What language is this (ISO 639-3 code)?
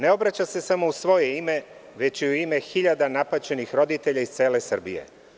srp